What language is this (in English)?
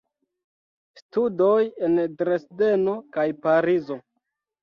Esperanto